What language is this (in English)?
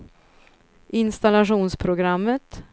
Swedish